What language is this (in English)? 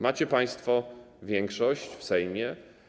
Polish